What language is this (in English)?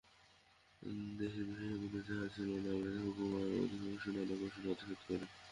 Bangla